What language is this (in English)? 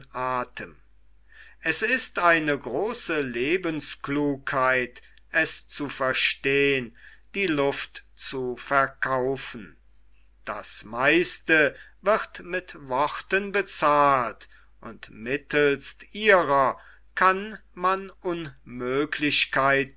German